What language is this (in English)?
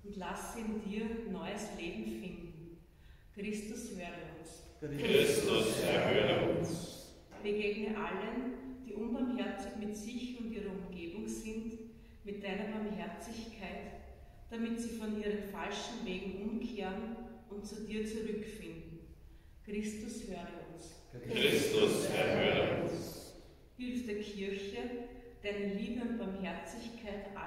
German